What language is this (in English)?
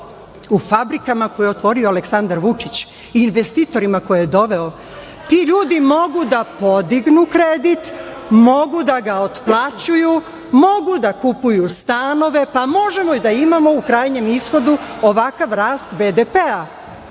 Serbian